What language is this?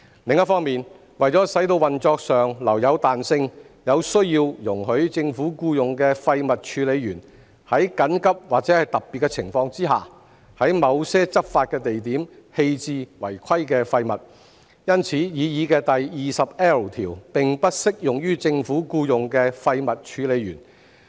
Cantonese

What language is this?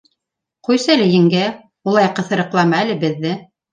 Bashkir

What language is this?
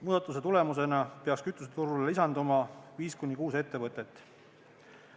Estonian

